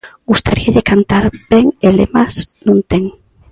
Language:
Galician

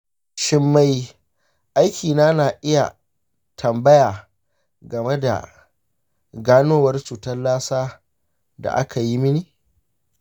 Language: Hausa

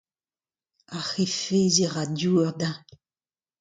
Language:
Breton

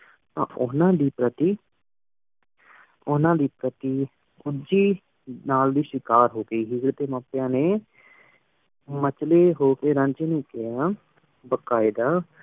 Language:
Punjabi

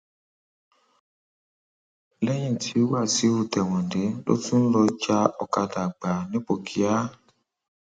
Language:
Yoruba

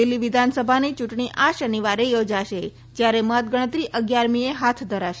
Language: Gujarati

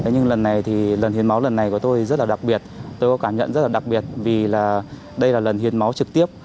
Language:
Vietnamese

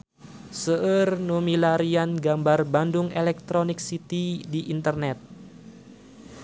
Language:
Sundanese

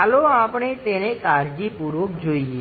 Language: Gujarati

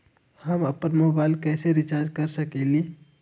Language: Magahi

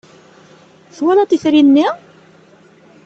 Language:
Kabyle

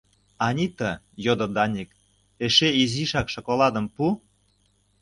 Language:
Mari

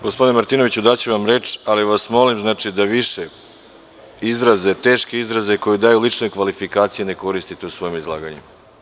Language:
Serbian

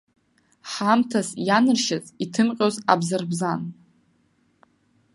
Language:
Abkhazian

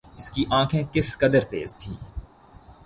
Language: Urdu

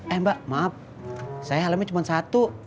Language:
Indonesian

